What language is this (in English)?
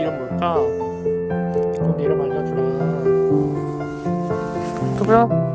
Korean